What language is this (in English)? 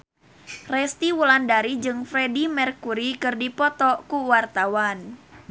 Sundanese